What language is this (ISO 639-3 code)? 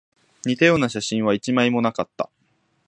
jpn